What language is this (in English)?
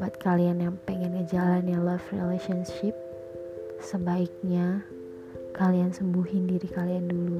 Indonesian